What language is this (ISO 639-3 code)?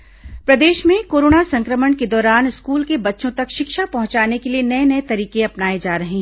hin